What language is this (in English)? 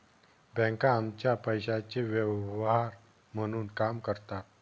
Marathi